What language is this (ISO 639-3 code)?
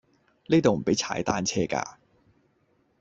yue